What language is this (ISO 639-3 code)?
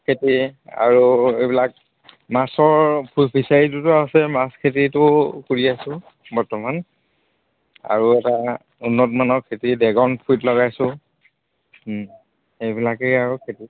asm